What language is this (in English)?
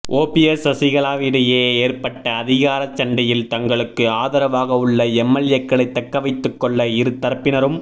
Tamil